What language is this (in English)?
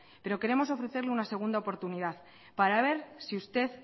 Spanish